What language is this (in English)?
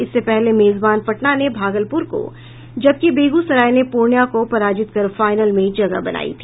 Hindi